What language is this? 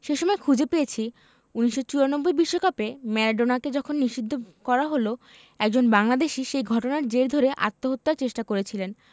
Bangla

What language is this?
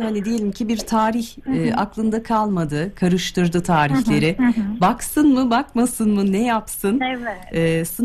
Turkish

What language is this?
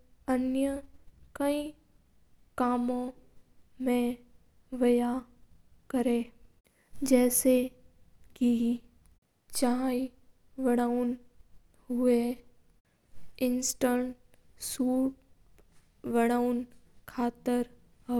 Mewari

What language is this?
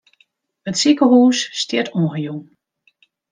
Western Frisian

